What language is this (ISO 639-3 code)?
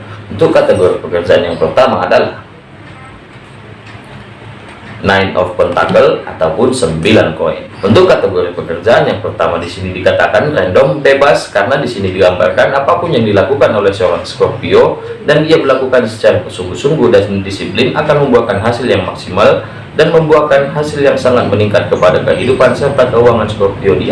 ind